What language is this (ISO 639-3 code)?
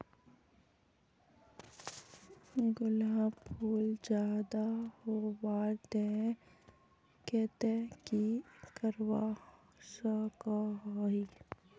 mag